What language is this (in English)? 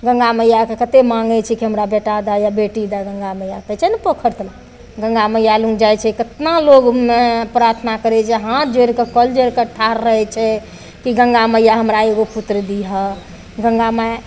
Maithili